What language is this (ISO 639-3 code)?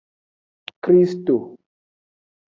ajg